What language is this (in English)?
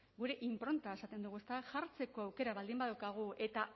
Basque